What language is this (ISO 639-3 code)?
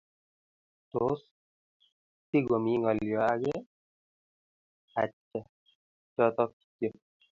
kln